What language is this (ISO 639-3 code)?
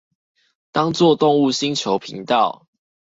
zho